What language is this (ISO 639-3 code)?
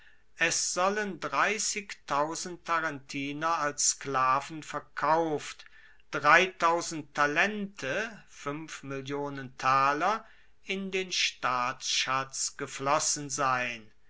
deu